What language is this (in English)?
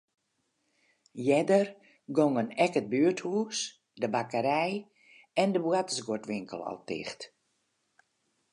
Western Frisian